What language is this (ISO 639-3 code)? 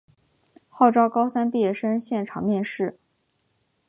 zho